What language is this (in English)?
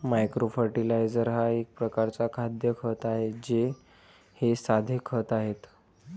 Marathi